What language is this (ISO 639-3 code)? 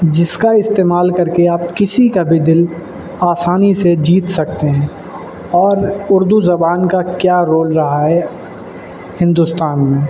urd